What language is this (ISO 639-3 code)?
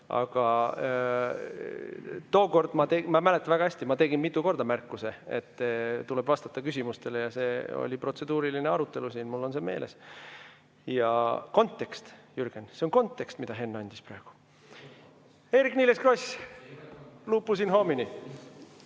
est